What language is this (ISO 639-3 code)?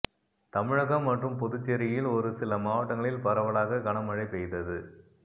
tam